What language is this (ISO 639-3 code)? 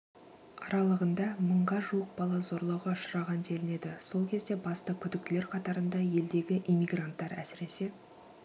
kaz